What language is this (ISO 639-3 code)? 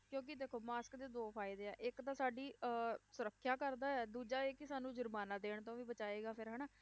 pan